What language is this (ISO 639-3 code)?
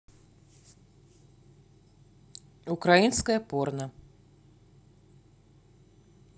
rus